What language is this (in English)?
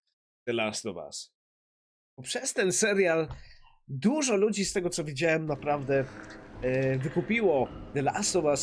Polish